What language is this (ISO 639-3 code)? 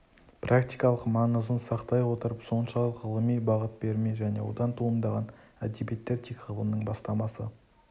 kaz